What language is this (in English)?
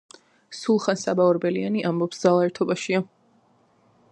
Georgian